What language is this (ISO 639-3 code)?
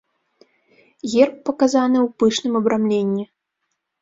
bel